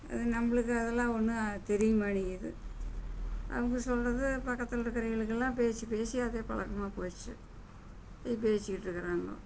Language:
Tamil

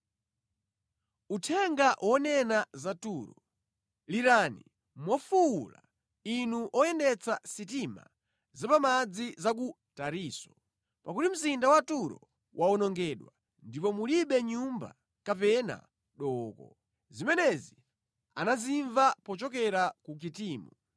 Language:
Nyanja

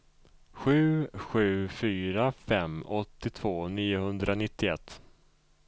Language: Swedish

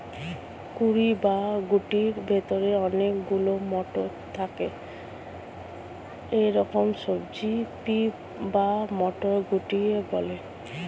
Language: Bangla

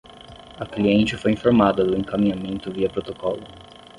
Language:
Portuguese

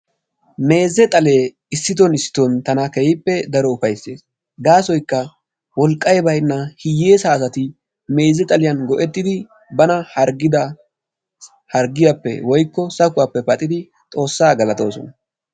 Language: Wolaytta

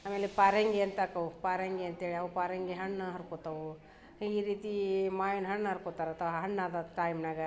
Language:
Kannada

